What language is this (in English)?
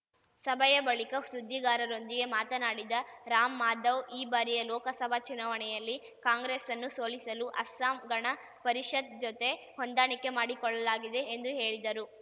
Kannada